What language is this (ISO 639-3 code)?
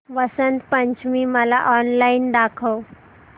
mar